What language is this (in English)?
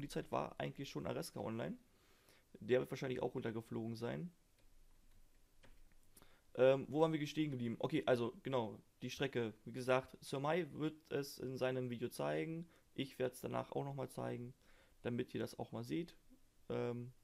German